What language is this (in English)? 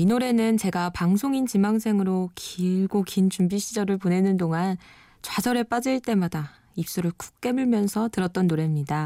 Korean